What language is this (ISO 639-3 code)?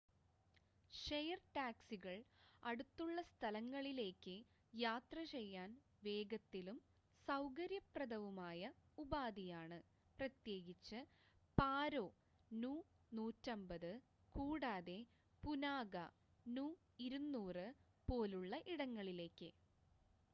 mal